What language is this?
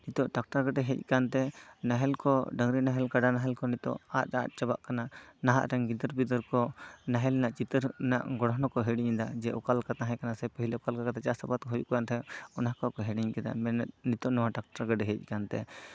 Santali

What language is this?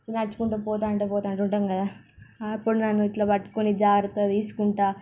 Telugu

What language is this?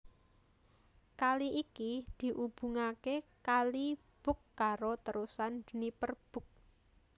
Javanese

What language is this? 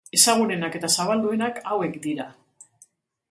Basque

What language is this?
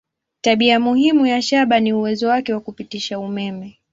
Swahili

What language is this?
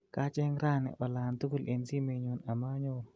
Kalenjin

